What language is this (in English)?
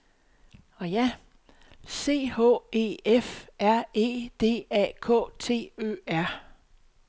Danish